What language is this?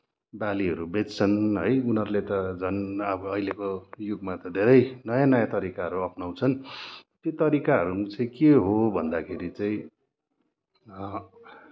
Nepali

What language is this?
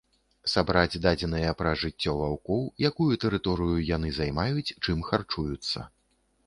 Belarusian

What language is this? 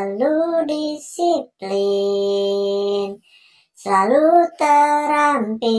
Indonesian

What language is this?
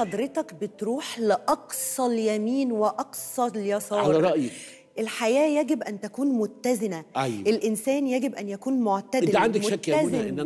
Arabic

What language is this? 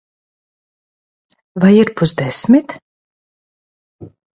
Latvian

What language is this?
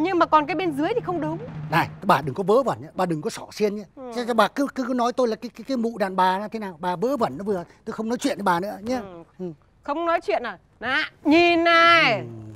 Vietnamese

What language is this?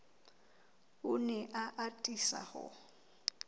Southern Sotho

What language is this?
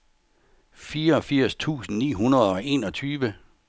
Danish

